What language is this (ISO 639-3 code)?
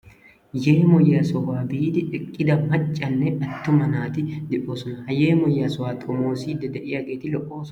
wal